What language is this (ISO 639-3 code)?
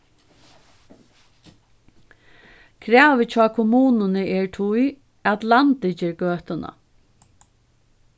fao